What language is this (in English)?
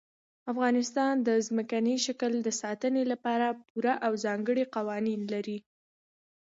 Pashto